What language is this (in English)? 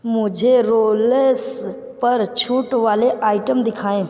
Hindi